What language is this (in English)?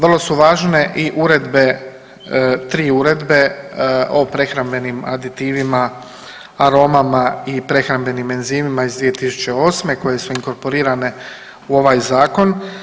Croatian